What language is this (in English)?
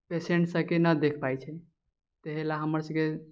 Maithili